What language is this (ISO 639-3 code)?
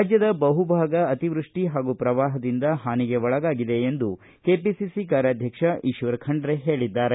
kan